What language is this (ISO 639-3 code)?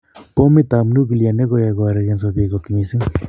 kln